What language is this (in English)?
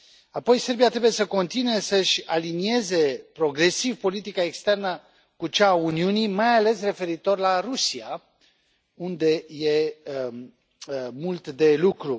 Romanian